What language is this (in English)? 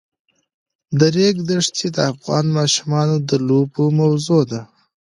Pashto